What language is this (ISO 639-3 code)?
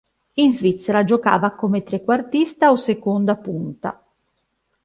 ita